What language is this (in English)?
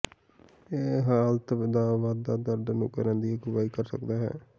Punjabi